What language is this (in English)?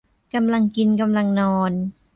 Thai